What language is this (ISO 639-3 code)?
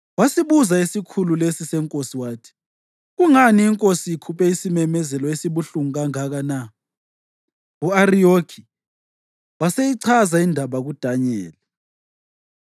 nde